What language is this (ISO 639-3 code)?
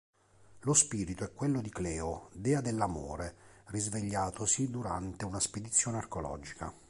ita